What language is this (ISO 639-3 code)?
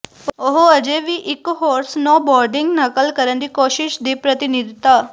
pan